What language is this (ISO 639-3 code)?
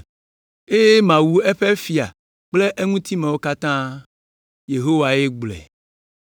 ewe